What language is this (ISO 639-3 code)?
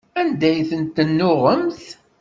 kab